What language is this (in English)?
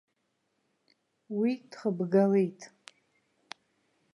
Abkhazian